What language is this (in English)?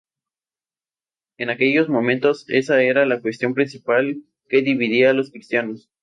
Spanish